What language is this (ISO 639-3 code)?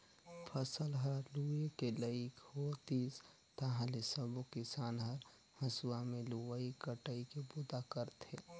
hne